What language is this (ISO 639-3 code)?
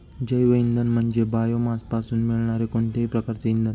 mar